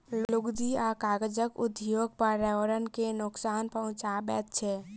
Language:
Maithili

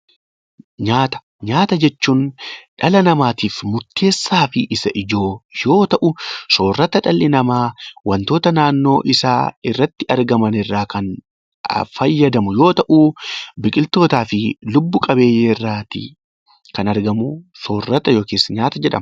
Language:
Oromo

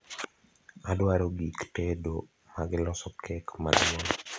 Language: Luo (Kenya and Tanzania)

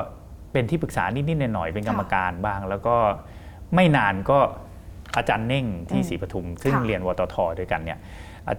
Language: Thai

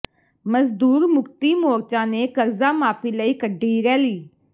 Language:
Punjabi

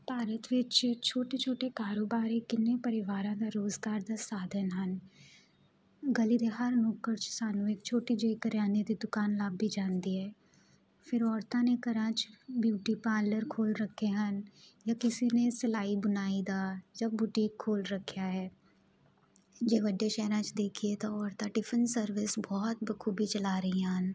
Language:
Punjabi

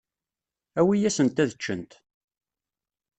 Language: Kabyle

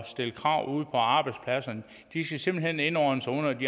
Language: Danish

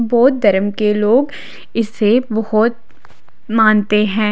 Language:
Hindi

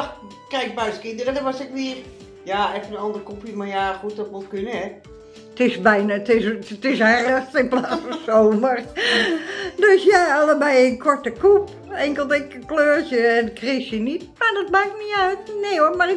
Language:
Dutch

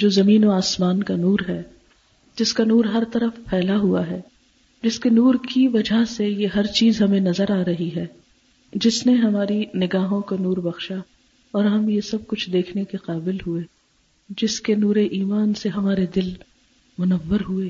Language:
Urdu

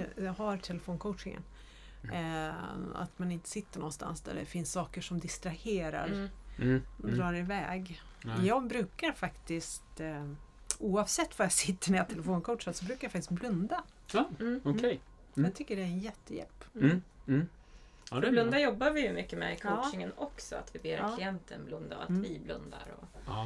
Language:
Swedish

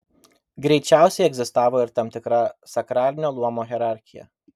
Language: Lithuanian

